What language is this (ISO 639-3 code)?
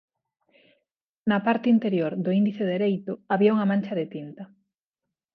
glg